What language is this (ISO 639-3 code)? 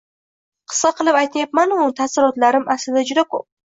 uzb